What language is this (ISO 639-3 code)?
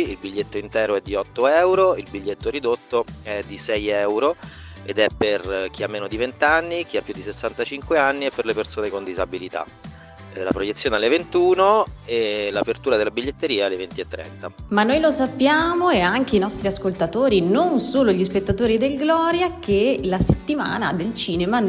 ita